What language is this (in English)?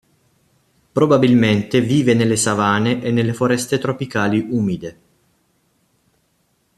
Italian